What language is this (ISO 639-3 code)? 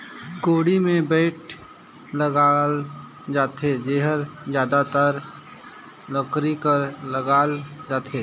hne